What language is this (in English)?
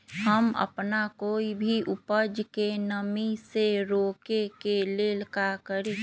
Magahi